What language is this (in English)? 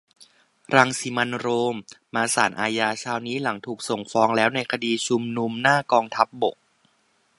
Thai